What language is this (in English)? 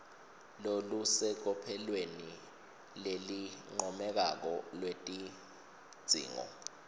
Swati